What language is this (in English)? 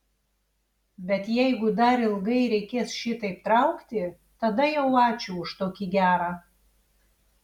Lithuanian